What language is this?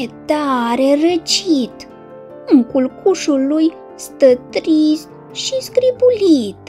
Romanian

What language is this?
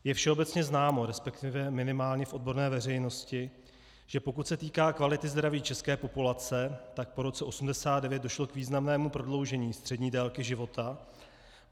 Czech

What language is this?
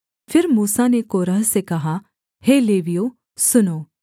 Hindi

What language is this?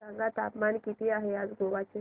Marathi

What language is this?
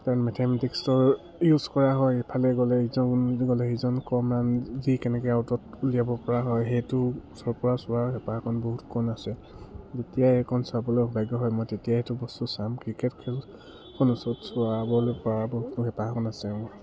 Assamese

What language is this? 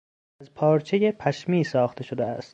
Persian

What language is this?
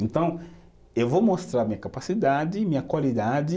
Portuguese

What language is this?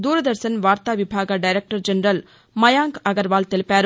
Telugu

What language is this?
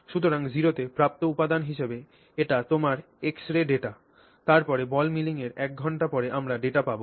Bangla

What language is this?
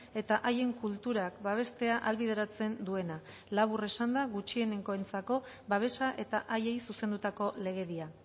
Basque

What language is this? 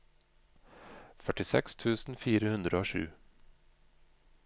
Norwegian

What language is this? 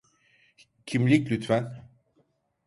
Turkish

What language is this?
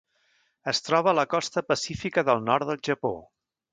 Catalan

